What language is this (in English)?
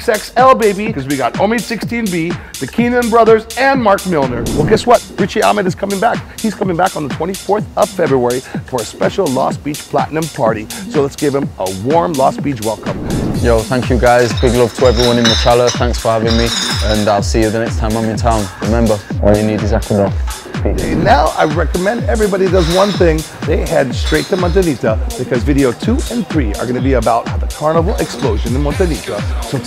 English